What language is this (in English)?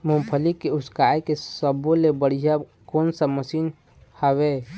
Chhattisgarhi